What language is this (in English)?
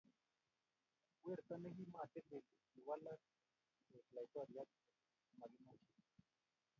Kalenjin